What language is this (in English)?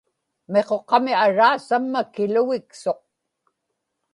Inupiaq